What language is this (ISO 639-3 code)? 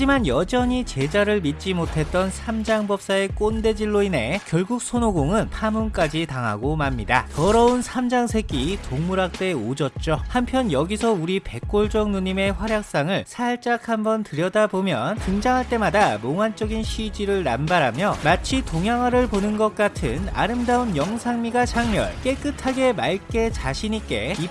kor